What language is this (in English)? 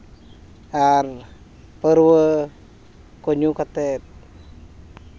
Santali